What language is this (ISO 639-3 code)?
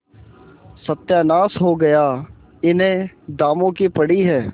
hin